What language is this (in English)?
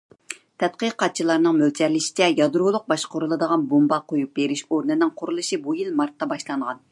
Uyghur